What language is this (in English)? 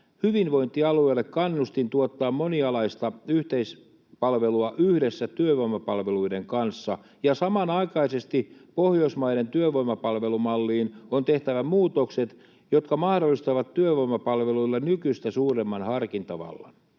Finnish